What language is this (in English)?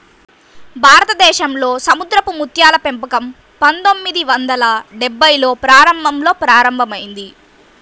Telugu